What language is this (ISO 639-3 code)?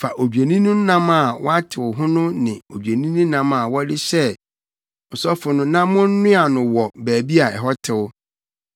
aka